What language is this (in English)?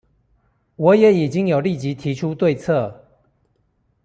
Chinese